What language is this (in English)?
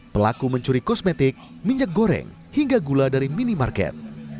Indonesian